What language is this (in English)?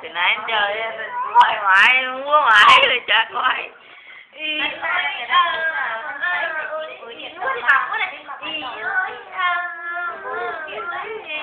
Vietnamese